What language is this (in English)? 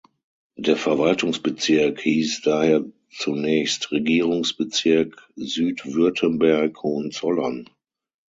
German